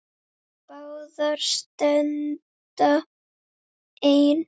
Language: Icelandic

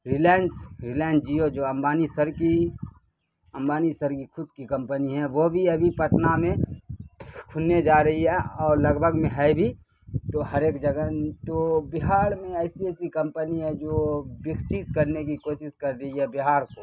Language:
Urdu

